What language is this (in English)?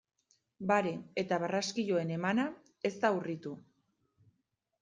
Basque